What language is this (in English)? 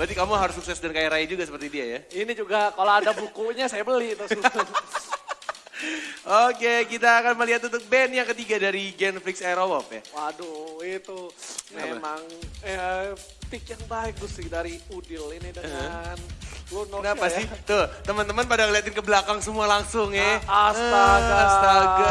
Indonesian